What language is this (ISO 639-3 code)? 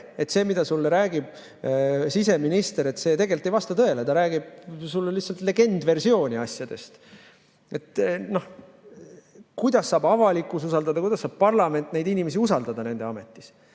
est